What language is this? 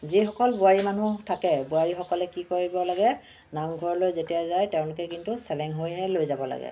Assamese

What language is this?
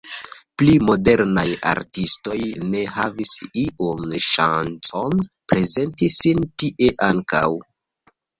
Esperanto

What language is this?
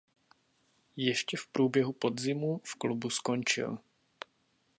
Czech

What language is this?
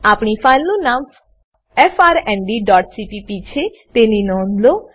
Gujarati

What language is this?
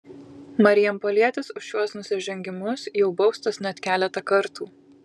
Lithuanian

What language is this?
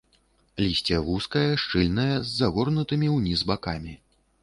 Belarusian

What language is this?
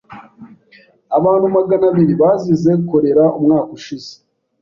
Kinyarwanda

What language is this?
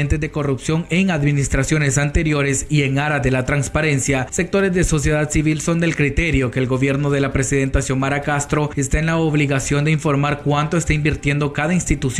Spanish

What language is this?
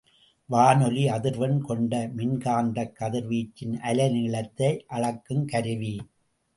Tamil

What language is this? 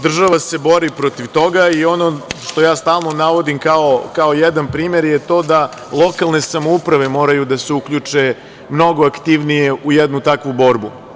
Serbian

